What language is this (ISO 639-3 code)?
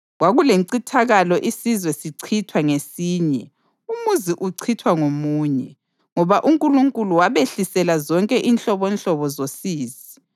nde